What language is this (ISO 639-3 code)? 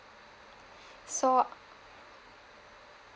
eng